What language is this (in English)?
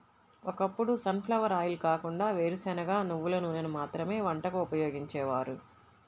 Telugu